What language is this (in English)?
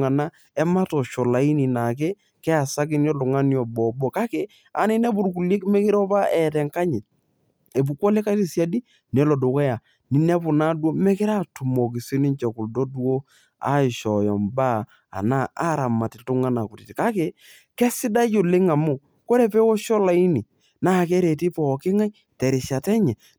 Masai